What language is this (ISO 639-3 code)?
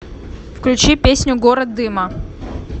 rus